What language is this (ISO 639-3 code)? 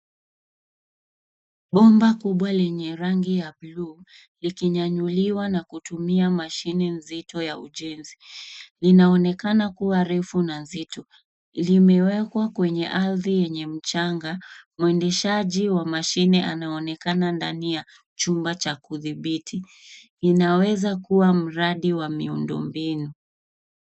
swa